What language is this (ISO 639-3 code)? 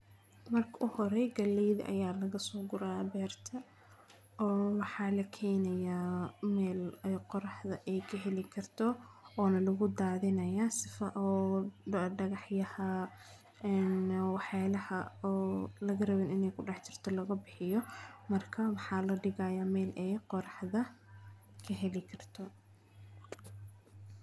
som